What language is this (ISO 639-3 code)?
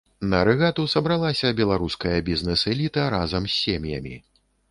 bel